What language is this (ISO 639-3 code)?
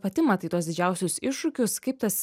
lit